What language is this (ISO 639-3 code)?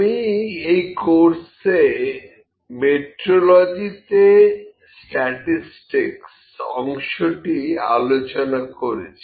ben